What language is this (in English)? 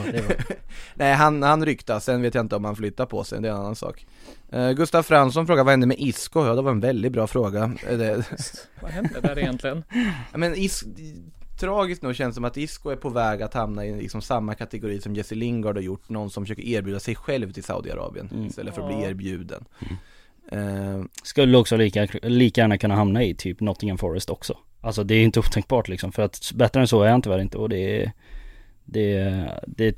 Swedish